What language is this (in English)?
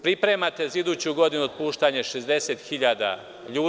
Serbian